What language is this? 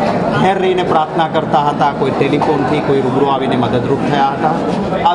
Hindi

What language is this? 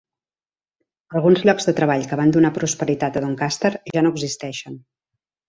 Catalan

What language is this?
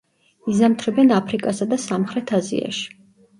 Georgian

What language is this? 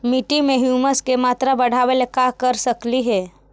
Magahi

